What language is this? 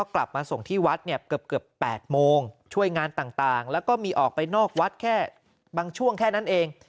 Thai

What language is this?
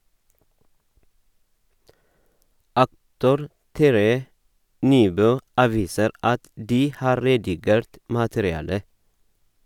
Norwegian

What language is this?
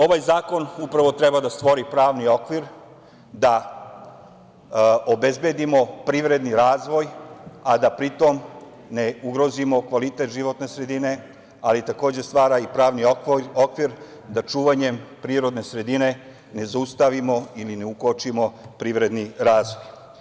Serbian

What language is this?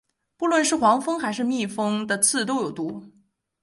Chinese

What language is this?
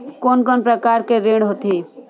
Chhattisgarhi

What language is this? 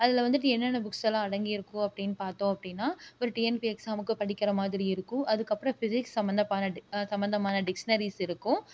Tamil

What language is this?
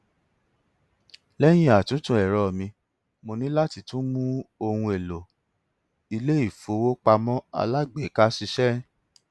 Yoruba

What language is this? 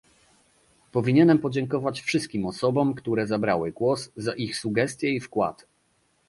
Polish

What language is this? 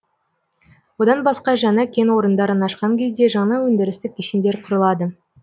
Kazakh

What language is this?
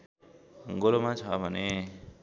Nepali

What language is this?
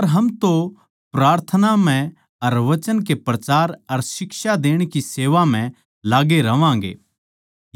Haryanvi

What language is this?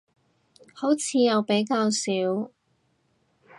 Cantonese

